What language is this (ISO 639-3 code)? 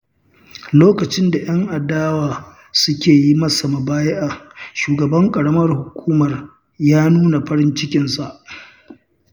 hau